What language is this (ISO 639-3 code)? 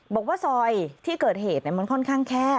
tha